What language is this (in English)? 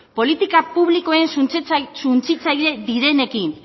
Basque